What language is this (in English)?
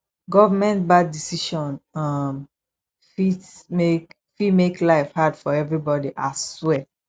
Nigerian Pidgin